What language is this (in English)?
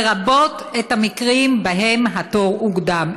Hebrew